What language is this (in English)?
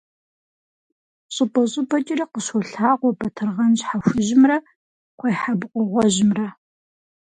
Kabardian